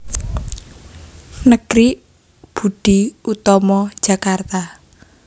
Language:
Javanese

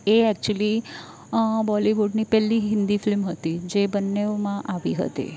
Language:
Gujarati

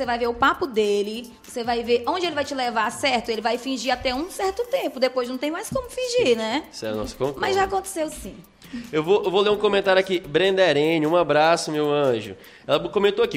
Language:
Portuguese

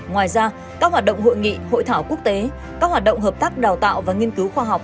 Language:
Vietnamese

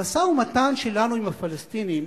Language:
Hebrew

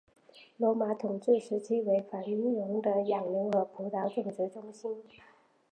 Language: Chinese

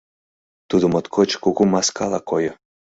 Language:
Mari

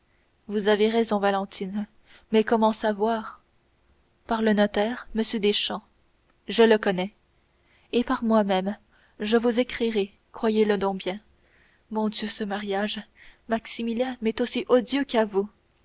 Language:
French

